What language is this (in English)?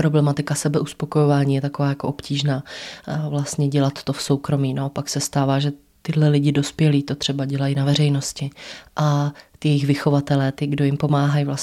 Czech